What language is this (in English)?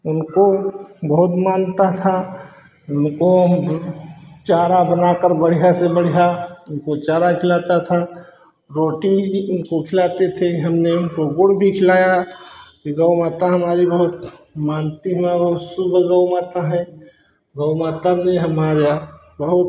Hindi